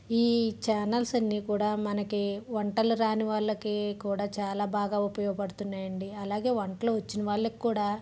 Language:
Telugu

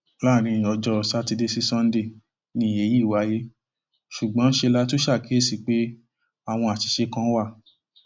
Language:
Yoruba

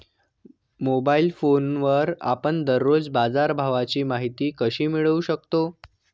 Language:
Marathi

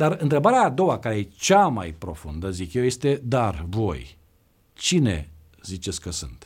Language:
Romanian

